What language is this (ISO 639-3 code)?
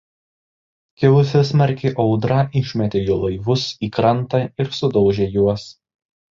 lit